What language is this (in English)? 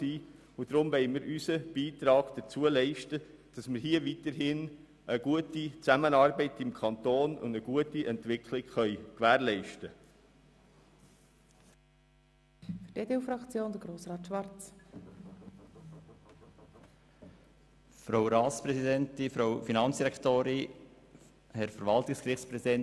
Swiss German